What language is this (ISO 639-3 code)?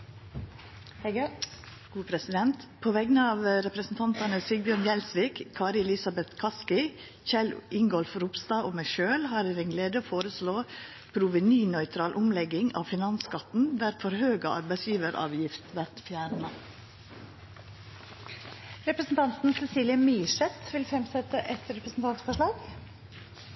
nno